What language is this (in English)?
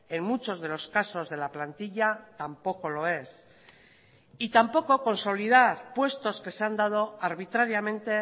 Spanish